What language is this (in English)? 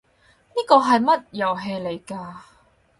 Cantonese